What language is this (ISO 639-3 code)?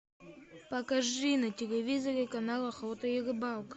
rus